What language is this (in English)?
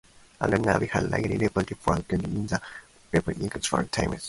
English